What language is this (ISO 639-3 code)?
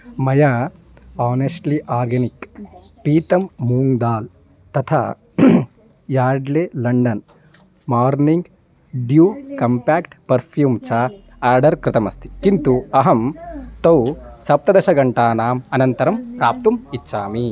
san